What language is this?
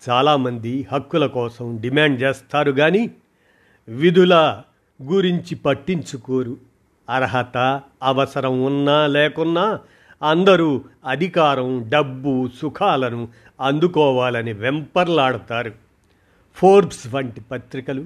Telugu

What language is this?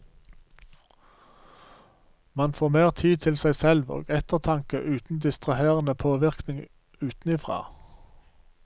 Norwegian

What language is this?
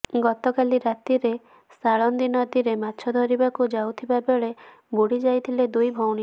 Odia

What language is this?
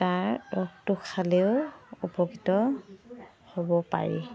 Assamese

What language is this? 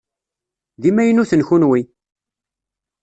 Kabyle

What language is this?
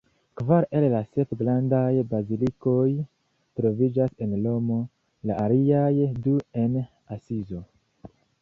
Esperanto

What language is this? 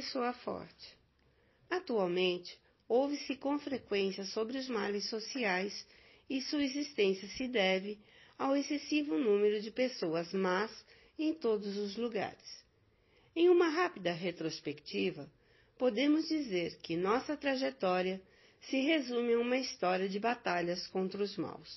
Portuguese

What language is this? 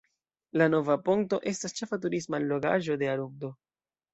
Esperanto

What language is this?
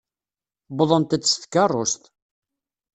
Kabyle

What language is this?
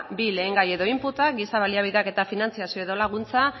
Basque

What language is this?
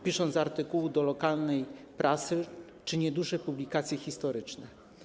Polish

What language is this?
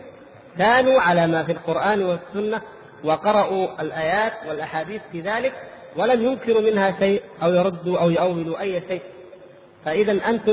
Arabic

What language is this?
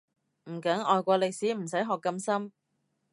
Cantonese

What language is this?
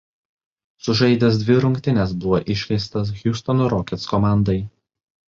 Lithuanian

